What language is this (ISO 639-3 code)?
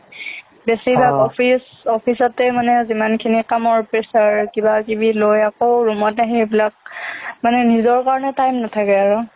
asm